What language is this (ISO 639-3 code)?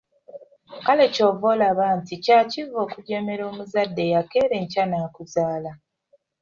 lug